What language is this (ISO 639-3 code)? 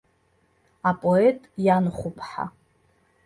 abk